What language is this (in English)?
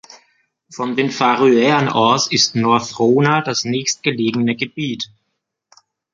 German